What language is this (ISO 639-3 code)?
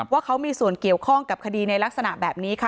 tha